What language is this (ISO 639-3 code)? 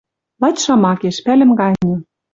mrj